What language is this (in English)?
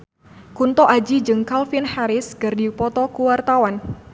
Sundanese